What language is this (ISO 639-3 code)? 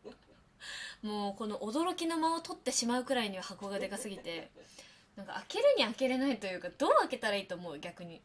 jpn